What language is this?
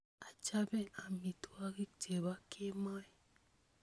Kalenjin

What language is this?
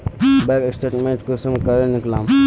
Magahi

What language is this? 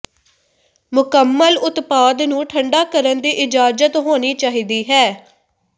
Punjabi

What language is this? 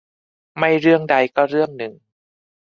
Thai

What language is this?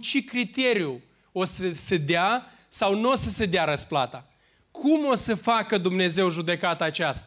Romanian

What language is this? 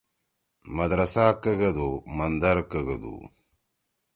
Torwali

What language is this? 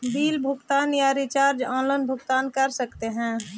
Magahi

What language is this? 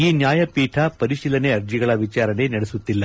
Kannada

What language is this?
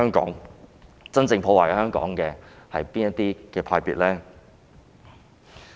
Cantonese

